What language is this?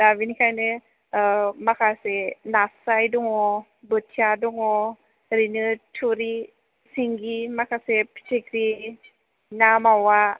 Bodo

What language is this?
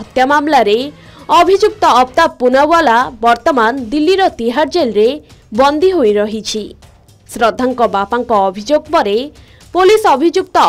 Hindi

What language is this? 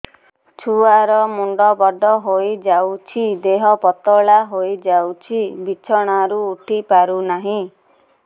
Odia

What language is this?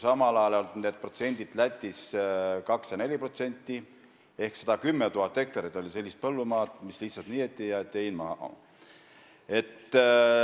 Estonian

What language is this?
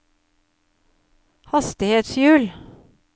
Norwegian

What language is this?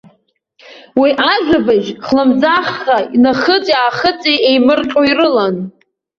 Abkhazian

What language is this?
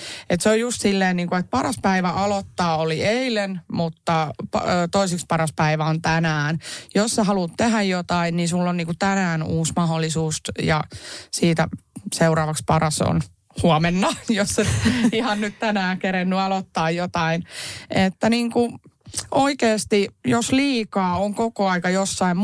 Finnish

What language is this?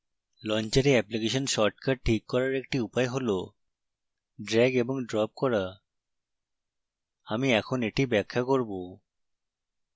Bangla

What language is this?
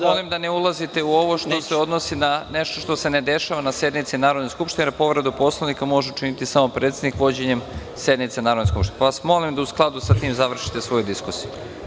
Serbian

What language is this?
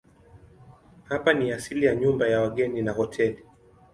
Swahili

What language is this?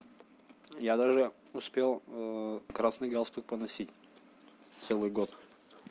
Russian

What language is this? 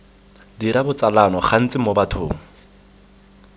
Tswana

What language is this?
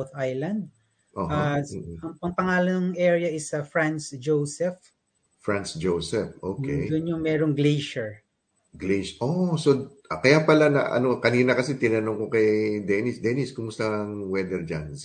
Filipino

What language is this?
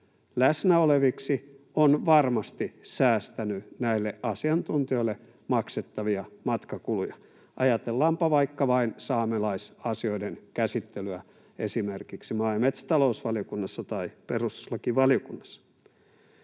Finnish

